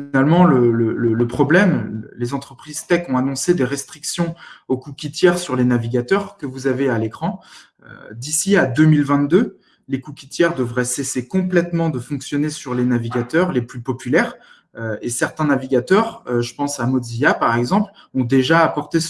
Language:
French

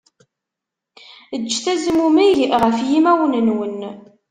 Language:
Kabyle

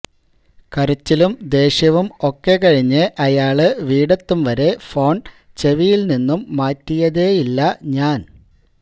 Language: Malayalam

